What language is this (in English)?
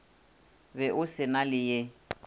Northern Sotho